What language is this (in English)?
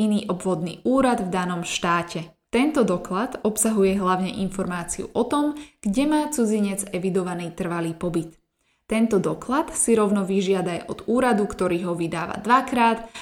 Slovak